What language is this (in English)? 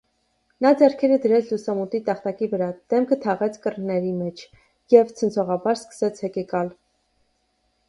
Armenian